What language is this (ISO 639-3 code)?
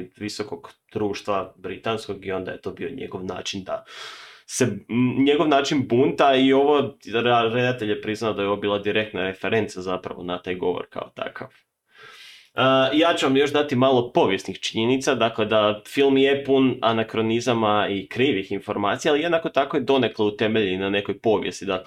hrv